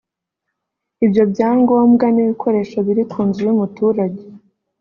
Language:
Kinyarwanda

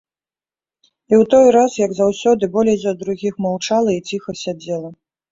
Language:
Belarusian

